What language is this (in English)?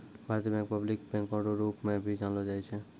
Maithili